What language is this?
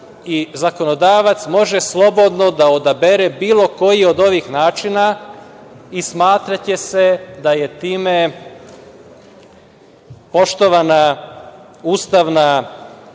Serbian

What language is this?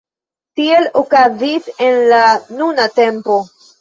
Esperanto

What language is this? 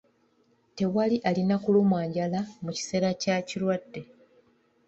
Ganda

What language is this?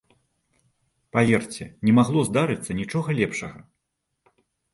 Belarusian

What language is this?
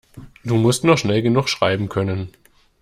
German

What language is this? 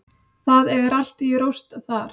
Icelandic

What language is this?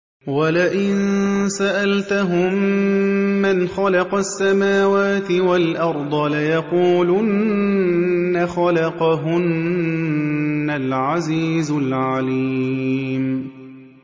Arabic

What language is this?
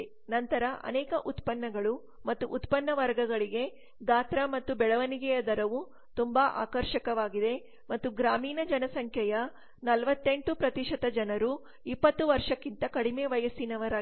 Kannada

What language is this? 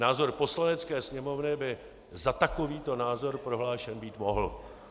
Czech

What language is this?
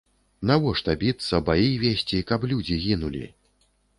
Belarusian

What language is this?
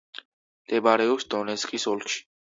Georgian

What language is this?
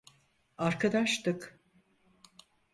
Turkish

